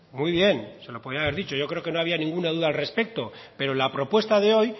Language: Spanish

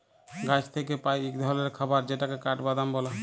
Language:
Bangla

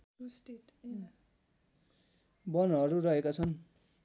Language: Nepali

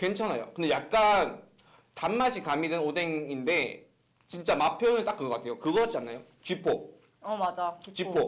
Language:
Korean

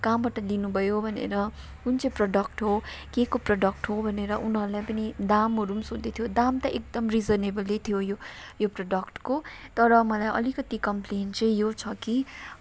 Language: Nepali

